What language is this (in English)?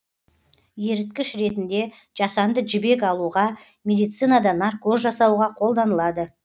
Kazakh